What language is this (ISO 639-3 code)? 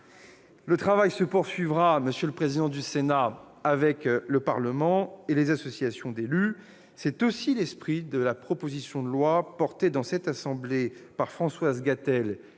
fra